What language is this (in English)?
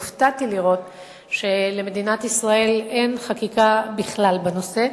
Hebrew